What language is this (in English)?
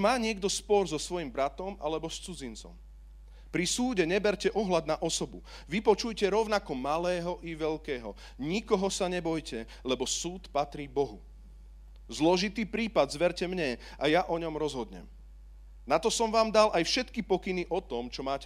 Slovak